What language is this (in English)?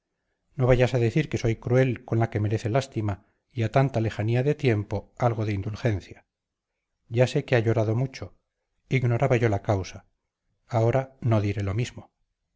Spanish